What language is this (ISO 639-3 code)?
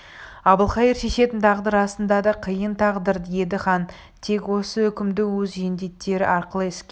kaz